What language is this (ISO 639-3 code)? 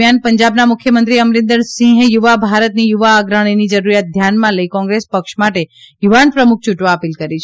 guj